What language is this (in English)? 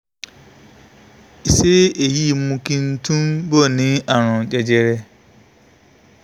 Yoruba